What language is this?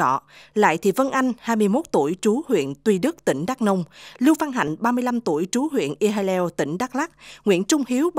Vietnamese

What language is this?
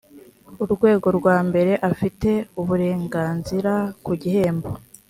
Kinyarwanda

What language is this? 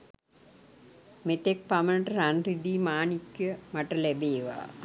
Sinhala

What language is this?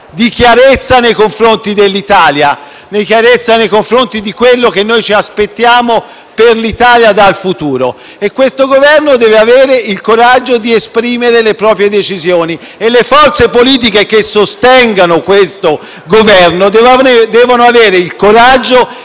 Italian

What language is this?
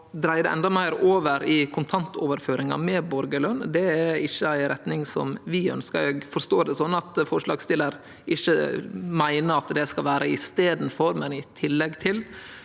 Norwegian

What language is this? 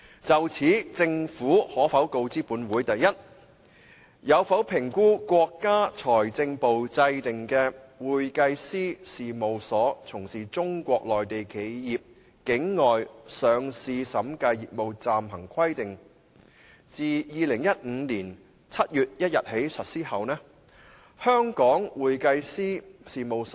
Cantonese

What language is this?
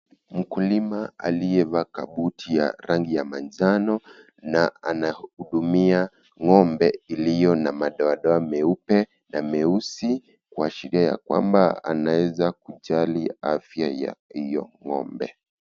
Swahili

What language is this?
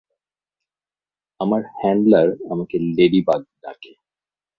Bangla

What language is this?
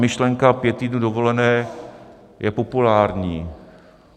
Czech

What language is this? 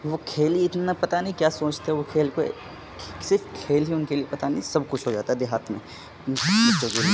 Urdu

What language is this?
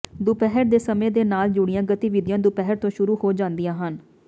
Punjabi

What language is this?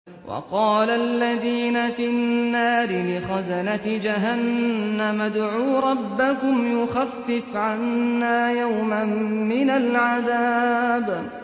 Arabic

